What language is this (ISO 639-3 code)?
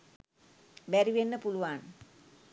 sin